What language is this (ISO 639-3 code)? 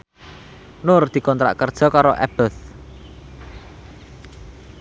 jav